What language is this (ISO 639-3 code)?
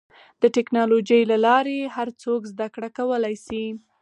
pus